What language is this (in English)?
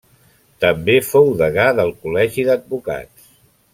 Catalan